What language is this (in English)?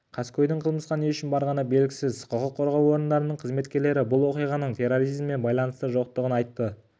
Kazakh